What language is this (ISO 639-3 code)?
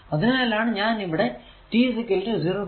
mal